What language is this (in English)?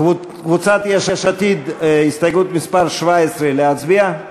Hebrew